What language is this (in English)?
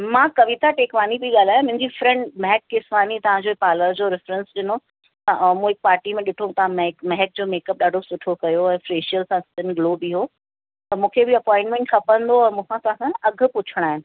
Sindhi